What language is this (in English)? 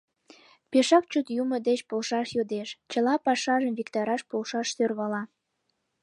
Mari